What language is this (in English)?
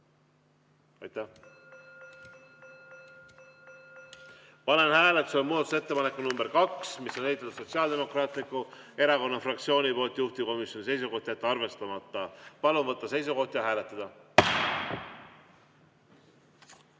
Estonian